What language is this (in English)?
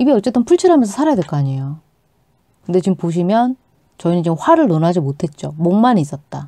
Korean